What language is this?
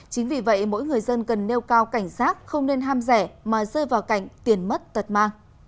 Vietnamese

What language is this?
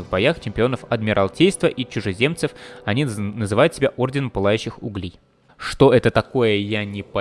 Russian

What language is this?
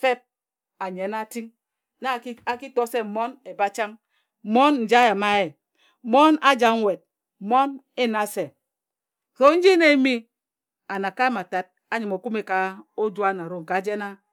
Ejagham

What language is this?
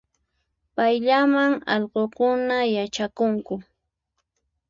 Puno Quechua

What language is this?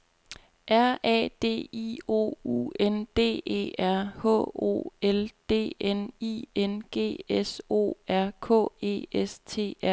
Danish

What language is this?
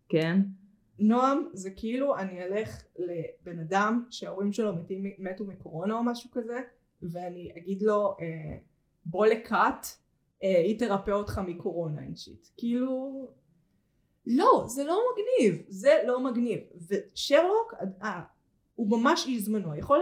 Hebrew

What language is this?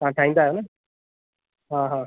Sindhi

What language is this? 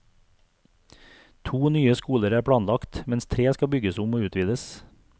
Norwegian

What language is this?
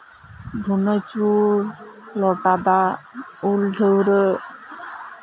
Santali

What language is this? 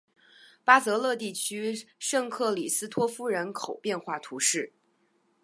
Chinese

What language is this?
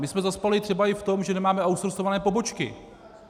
Czech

